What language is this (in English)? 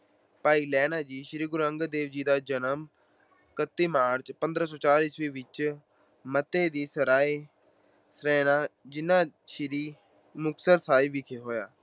Punjabi